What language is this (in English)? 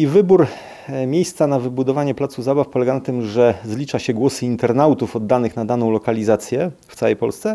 Polish